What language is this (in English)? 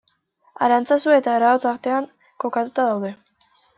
Basque